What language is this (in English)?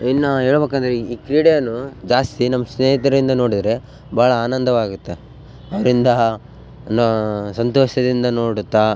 Kannada